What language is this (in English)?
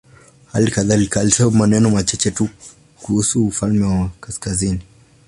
Swahili